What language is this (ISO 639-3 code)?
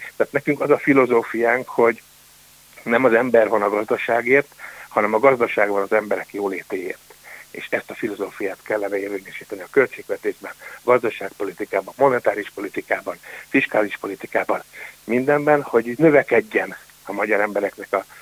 hun